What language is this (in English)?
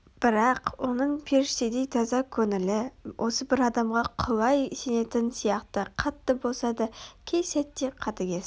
Kazakh